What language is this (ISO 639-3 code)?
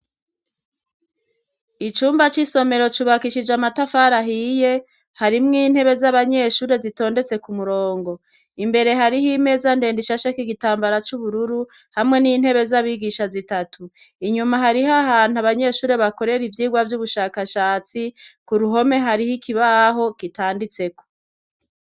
run